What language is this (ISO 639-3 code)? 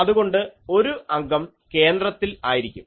mal